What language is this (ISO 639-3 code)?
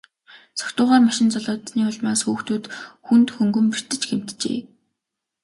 mon